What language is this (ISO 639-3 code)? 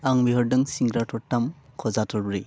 brx